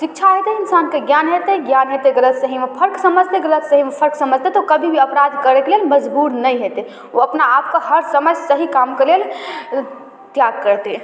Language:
Maithili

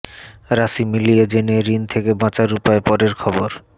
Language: Bangla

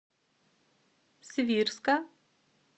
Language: Russian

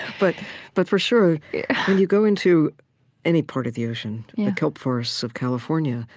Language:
English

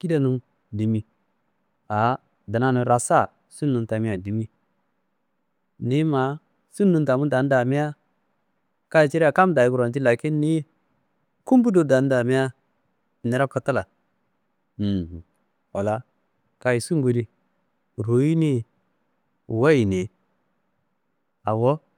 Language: Kanembu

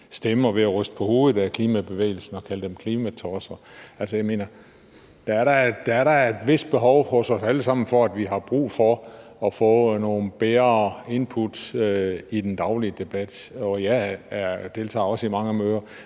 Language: Danish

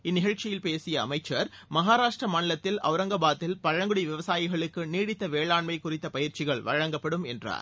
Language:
Tamil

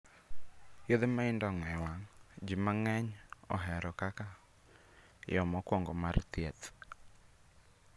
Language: Luo (Kenya and Tanzania)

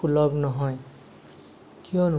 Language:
Assamese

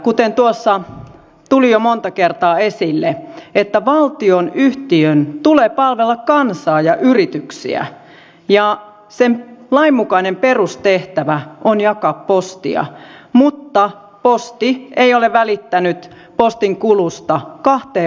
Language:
Finnish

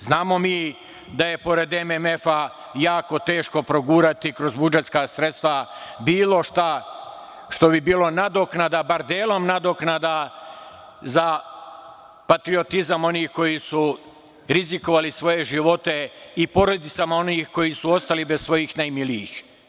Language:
Serbian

